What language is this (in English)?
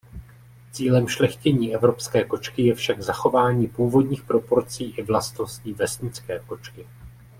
Czech